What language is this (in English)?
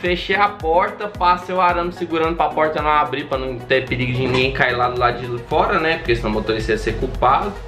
Portuguese